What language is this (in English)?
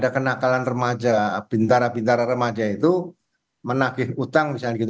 Indonesian